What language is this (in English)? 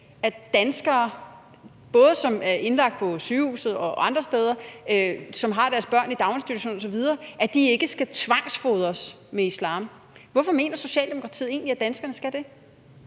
Danish